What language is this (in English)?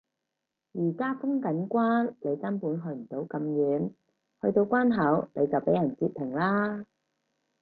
Cantonese